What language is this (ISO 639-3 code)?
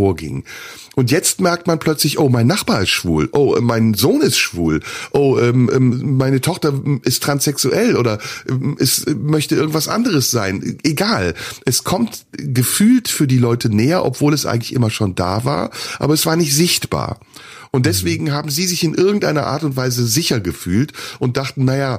deu